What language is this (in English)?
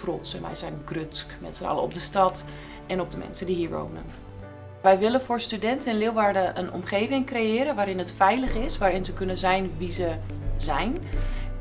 Dutch